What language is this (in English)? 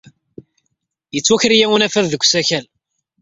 Kabyle